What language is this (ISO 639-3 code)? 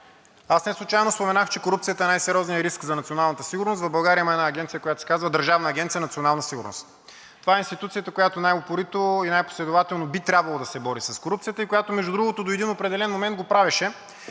bul